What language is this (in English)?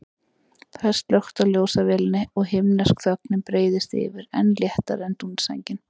Icelandic